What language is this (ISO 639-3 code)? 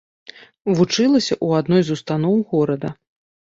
bel